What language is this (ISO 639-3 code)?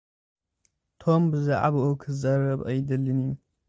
tir